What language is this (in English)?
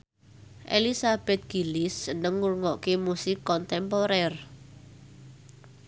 Javanese